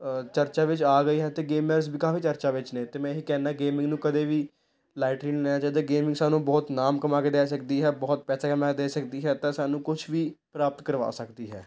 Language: Punjabi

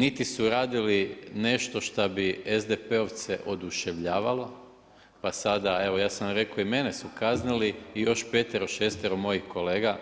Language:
Croatian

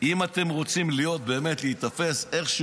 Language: Hebrew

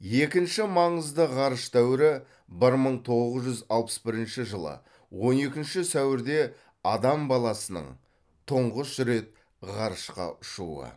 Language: Kazakh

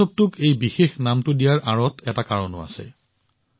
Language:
Assamese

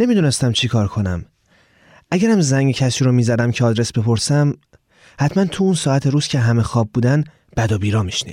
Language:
Persian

